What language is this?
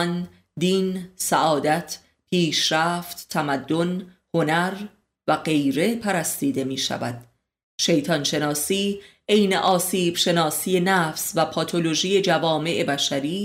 Persian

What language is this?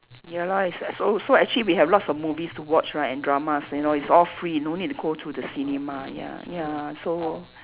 English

